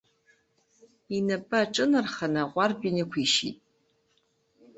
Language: Abkhazian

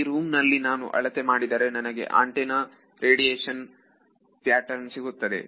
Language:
Kannada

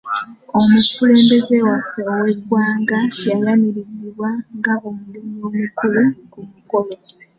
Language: Ganda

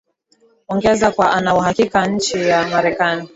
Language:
Swahili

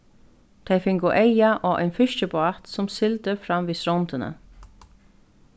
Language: Faroese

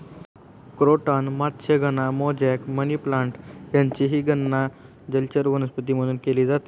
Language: Marathi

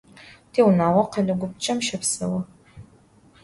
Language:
Adyghe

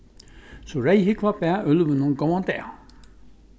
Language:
Faroese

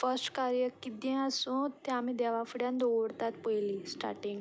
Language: Konkani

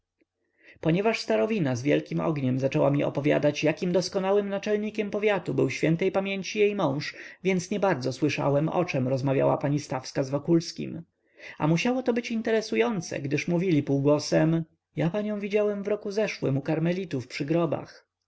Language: Polish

